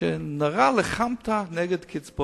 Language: Hebrew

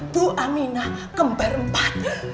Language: Indonesian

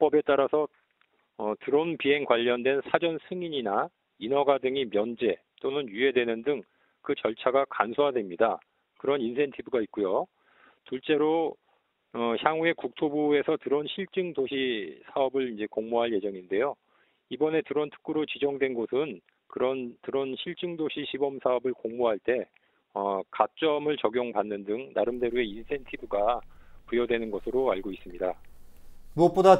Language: Korean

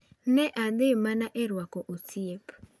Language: Luo (Kenya and Tanzania)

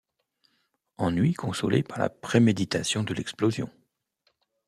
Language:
French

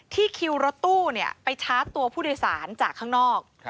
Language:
Thai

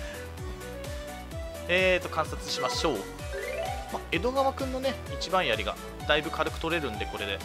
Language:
Japanese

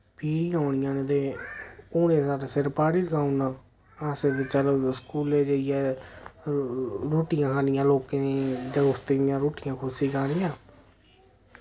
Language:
Dogri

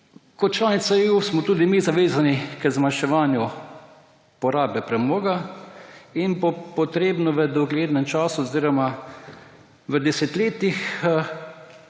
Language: Slovenian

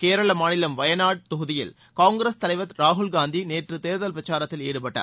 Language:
Tamil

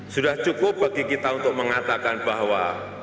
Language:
Indonesian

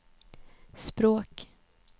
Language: Swedish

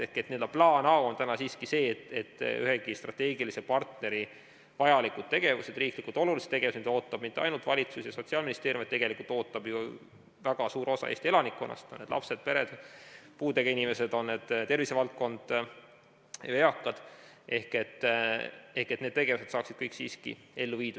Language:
Estonian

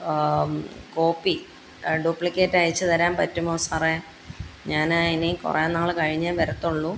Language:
Malayalam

